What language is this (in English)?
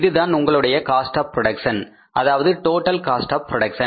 Tamil